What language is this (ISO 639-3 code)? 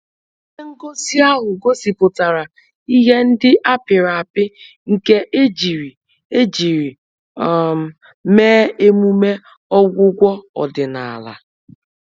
ibo